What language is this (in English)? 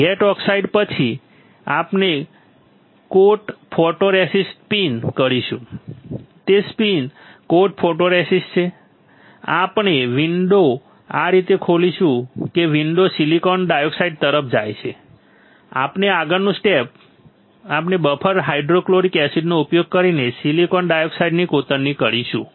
Gujarati